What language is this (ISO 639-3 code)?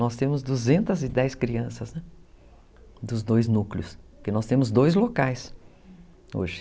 por